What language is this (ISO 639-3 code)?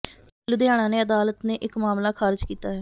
pan